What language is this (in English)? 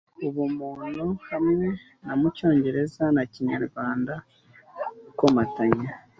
Kinyarwanda